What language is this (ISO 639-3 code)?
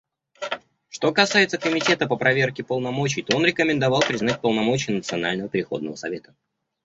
rus